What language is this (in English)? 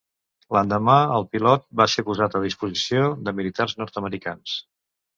Catalan